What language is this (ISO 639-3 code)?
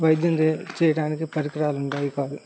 tel